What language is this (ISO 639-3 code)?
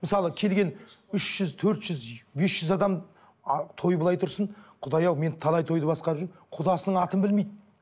kaz